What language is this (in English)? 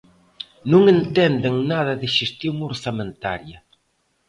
Galician